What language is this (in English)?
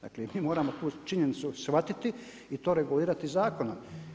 Croatian